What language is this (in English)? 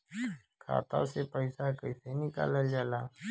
Bhojpuri